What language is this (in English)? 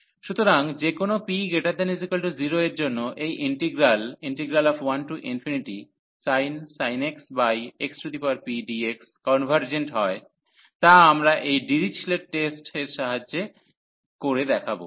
Bangla